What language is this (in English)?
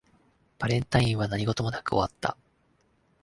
Japanese